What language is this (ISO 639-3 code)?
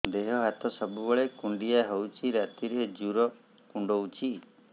ori